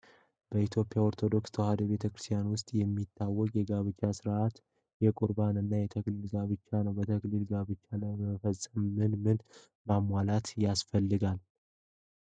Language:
Amharic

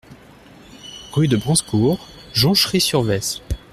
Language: French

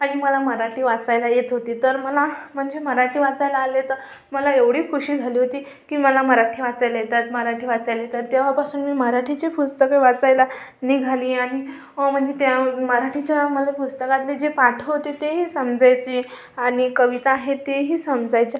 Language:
Marathi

